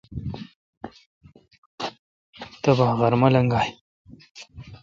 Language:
Kalkoti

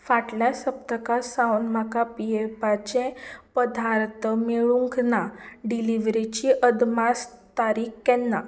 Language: Konkani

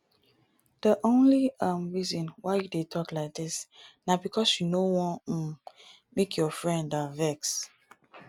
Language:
Nigerian Pidgin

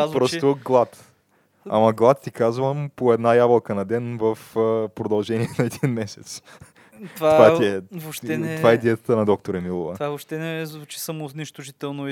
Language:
Bulgarian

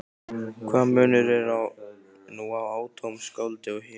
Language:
Icelandic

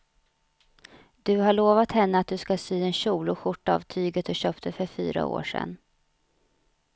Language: Swedish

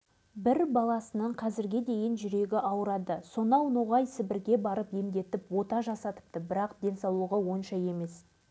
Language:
Kazakh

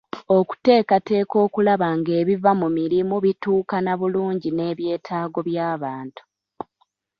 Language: Ganda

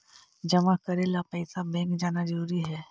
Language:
Magahi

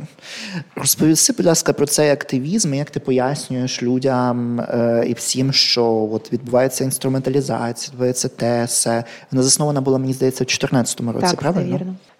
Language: Ukrainian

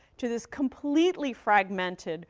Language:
English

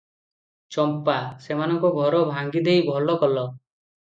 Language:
Odia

